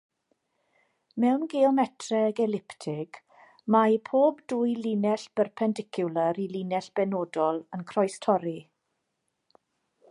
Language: Welsh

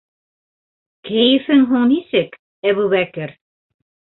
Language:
Bashkir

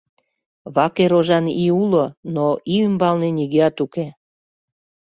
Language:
Mari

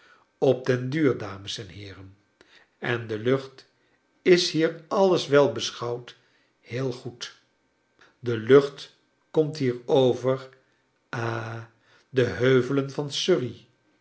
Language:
Dutch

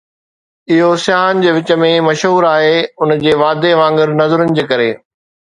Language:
Sindhi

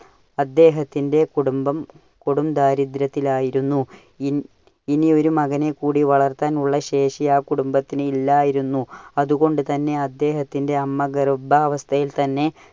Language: Malayalam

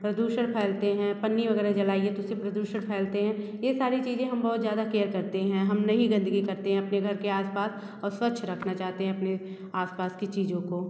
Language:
Hindi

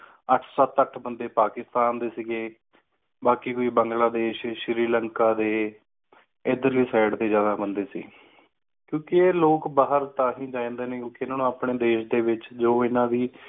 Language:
Punjabi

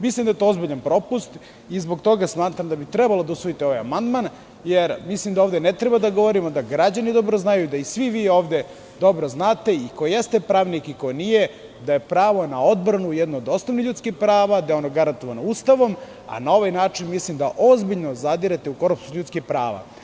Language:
Serbian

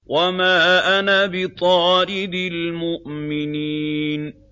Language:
Arabic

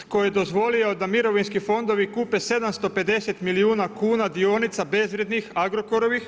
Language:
Croatian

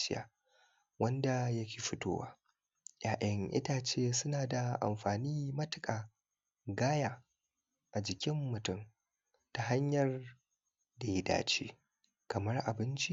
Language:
Hausa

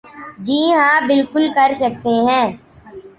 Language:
Urdu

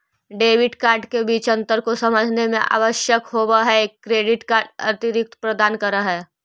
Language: Magahi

